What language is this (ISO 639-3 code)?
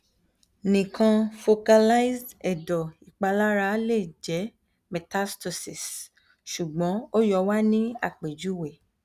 yor